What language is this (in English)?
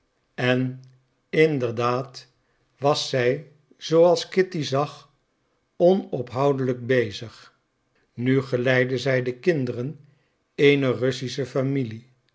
Dutch